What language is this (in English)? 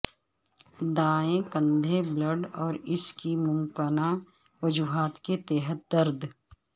Urdu